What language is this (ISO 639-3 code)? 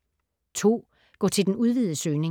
dan